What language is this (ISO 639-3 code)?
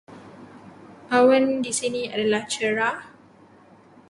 msa